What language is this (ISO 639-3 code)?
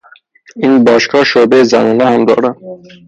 fas